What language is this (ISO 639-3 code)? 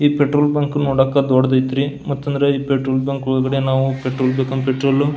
kan